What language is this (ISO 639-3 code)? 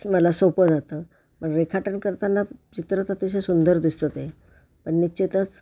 mar